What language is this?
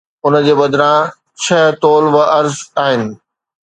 Sindhi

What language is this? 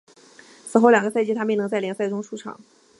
Chinese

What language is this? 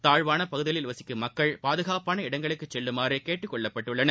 Tamil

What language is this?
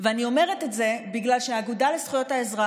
Hebrew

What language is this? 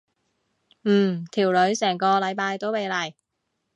Cantonese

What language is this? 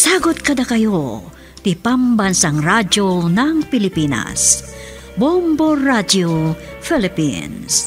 Filipino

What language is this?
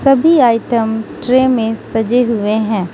Hindi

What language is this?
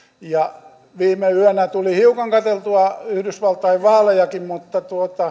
Finnish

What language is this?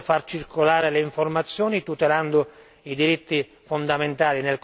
Italian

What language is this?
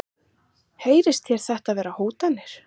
Icelandic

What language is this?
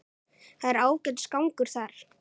Icelandic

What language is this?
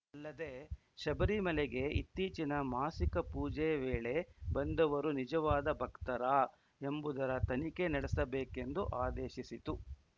Kannada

